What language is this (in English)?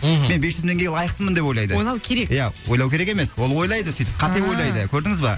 Kazakh